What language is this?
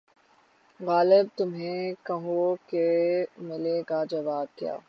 Urdu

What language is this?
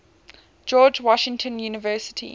English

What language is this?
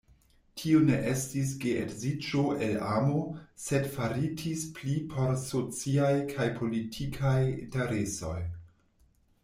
Esperanto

